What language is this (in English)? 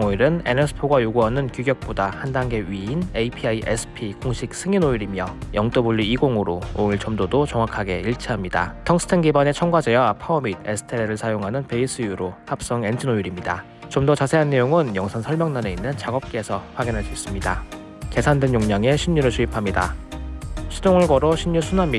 Korean